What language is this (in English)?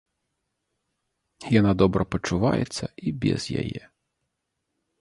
Belarusian